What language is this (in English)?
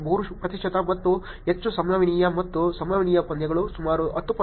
Kannada